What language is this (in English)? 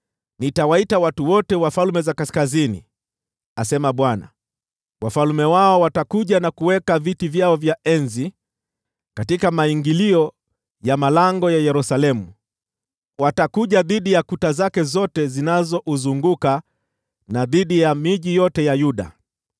Swahili